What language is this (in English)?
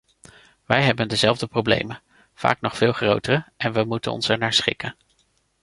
Dutch